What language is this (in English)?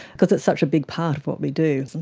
English